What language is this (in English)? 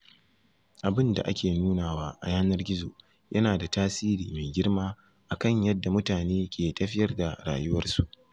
Hausa